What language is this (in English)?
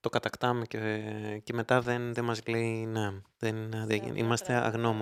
Greek